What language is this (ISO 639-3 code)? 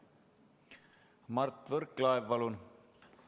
est